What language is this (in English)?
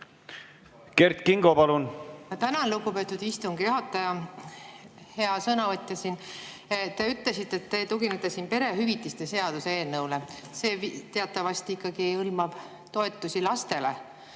Estonian